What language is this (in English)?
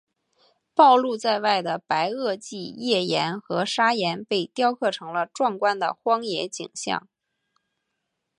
Chinese